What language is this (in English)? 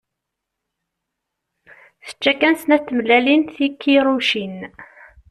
Kabyle